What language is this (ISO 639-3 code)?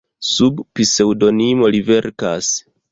epo